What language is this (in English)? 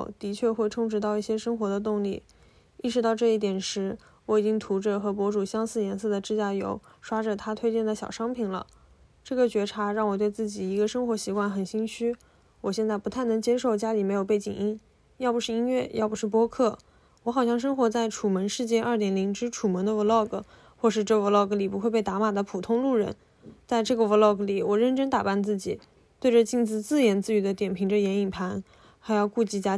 Chinese